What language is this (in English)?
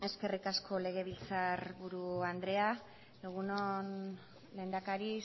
Basque